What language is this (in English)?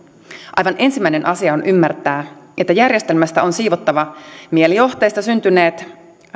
Finnish